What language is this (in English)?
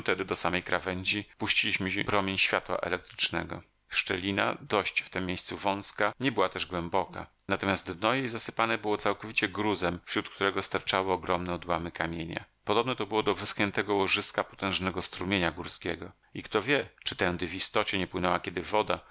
Polish